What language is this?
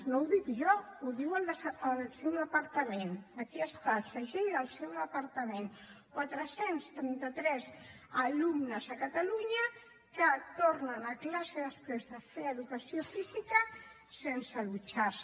Catalan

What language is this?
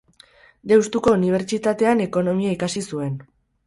Basque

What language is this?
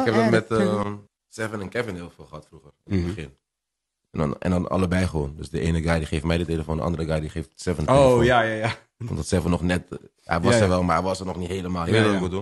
Dutch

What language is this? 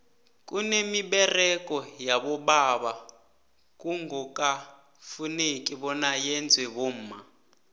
South Ndebele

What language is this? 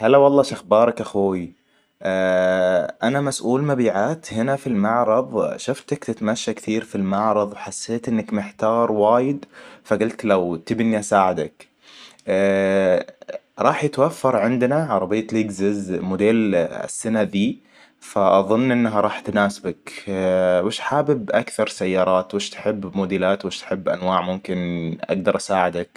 Hijazi Arabic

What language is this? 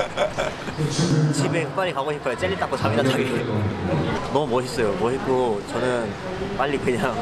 Korean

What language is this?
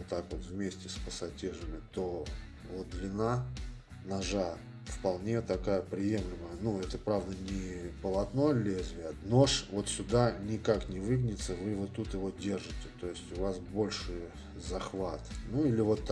Russian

